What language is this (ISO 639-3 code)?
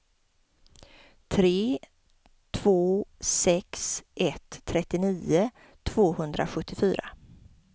swe